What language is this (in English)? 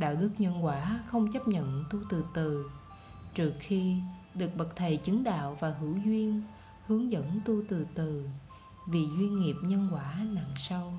Vietnamese